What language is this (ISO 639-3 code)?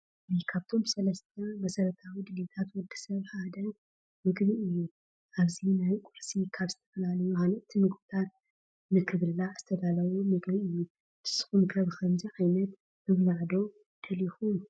tir